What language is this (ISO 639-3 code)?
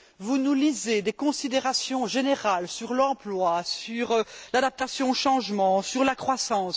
fra